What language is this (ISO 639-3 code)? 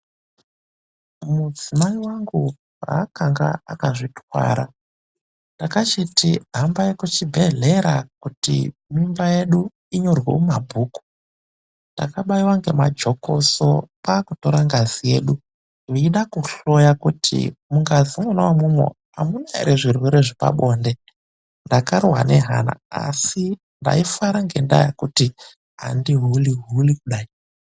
ndc